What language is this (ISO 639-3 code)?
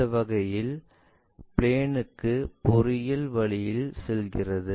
tam